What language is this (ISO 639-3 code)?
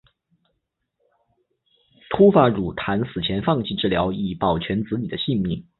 zho